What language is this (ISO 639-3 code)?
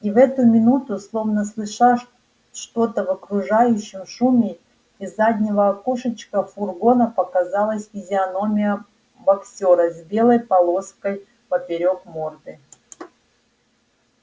rus